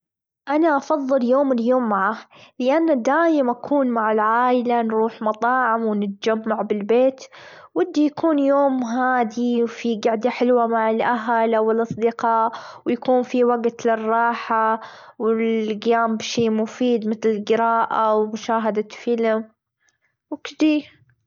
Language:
Gulf Arabic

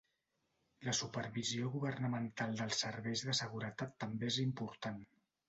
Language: Catalan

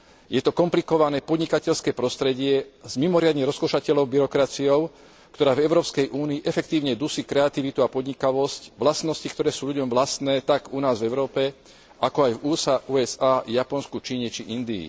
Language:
Slovak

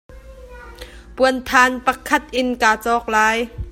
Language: Hakha Chin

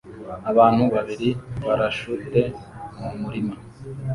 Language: Kinyarwanda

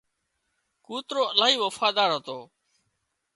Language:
Wadiyara Koli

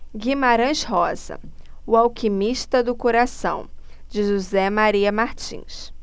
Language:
Portuguese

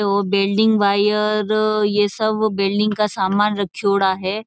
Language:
Marwari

